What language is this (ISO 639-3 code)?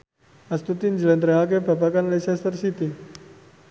jav